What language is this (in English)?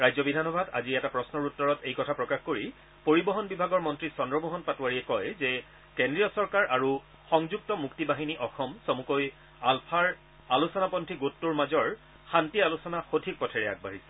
Assamese